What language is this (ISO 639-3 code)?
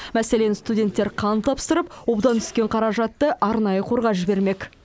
kaz